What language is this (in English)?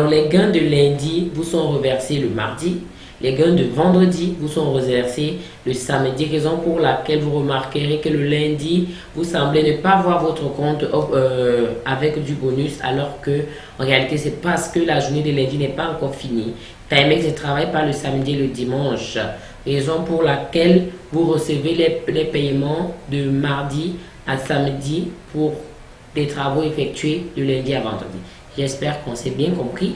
French